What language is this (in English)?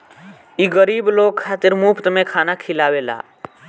Bhojpuri